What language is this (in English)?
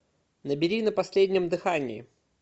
Russian